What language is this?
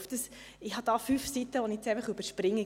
Swiss German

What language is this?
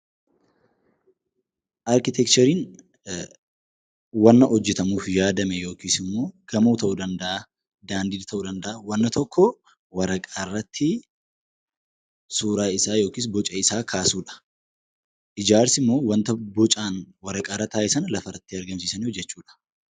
Oromo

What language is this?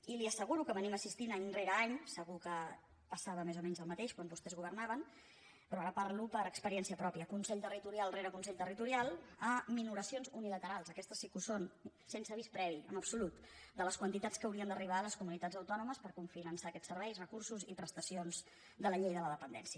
Catalan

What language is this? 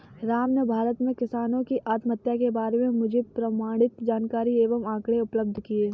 Hindi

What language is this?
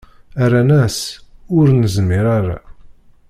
Kabyle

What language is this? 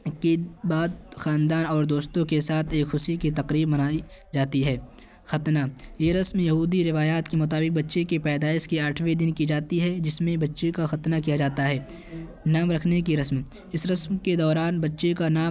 Urdu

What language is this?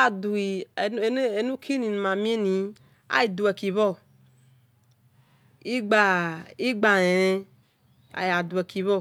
Esan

